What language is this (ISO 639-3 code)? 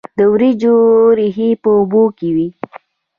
pus